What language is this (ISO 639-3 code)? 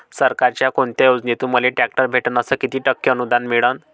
mar